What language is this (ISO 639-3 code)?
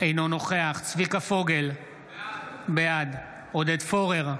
heb